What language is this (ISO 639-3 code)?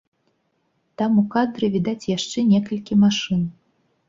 bel